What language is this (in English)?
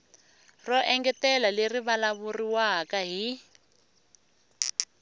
Tsonga